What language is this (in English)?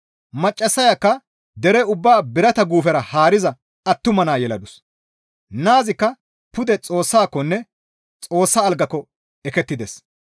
Gamo